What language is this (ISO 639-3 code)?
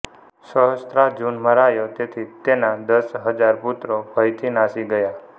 guj